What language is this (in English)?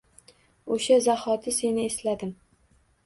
Uzbek